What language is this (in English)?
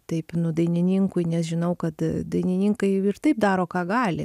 Lithuanian